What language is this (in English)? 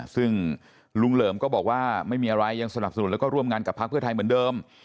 Thai